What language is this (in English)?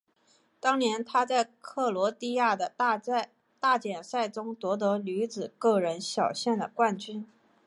Chinese